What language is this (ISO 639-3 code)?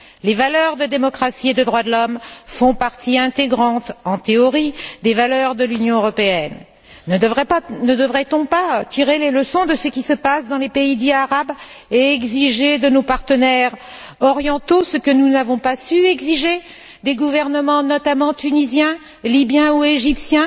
fra